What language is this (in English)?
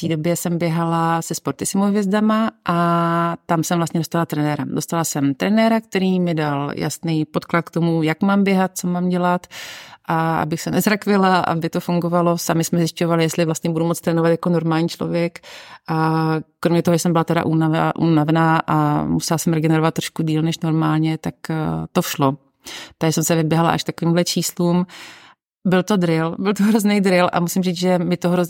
Czech